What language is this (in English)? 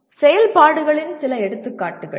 Tamil